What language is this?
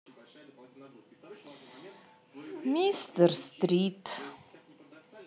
Russian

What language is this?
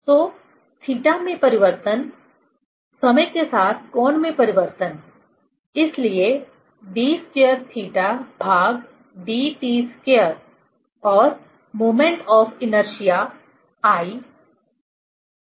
Hindi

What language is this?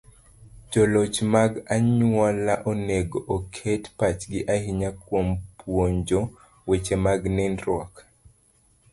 Luo (Kenya and Tanzania)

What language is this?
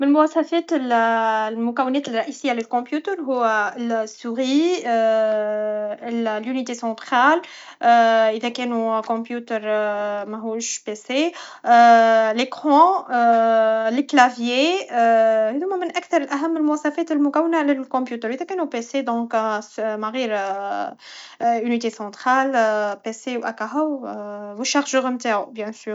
Tunisian Arabic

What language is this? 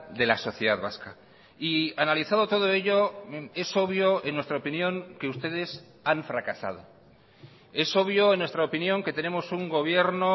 Spanish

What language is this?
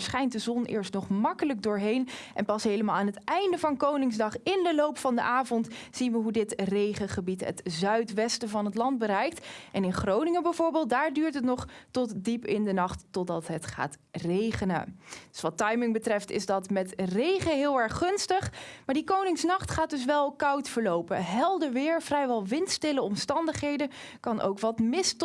Dutch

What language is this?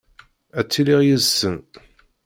Kabyle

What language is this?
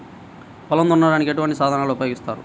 Telugu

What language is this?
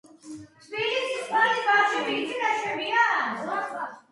Georgian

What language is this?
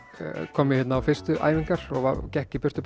Icelandic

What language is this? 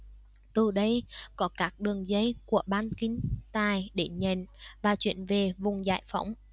Vietnamese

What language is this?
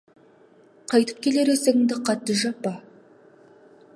Kazakh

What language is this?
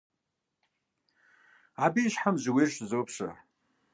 Kabardian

